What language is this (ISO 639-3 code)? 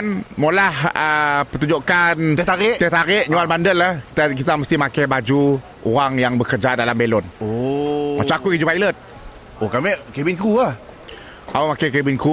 msa